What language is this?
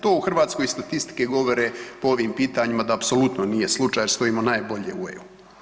Croatian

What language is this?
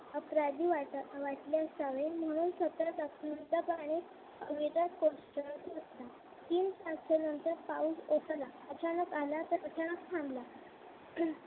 Marathi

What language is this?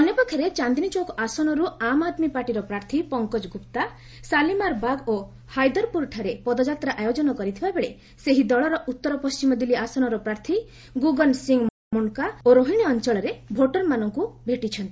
Odia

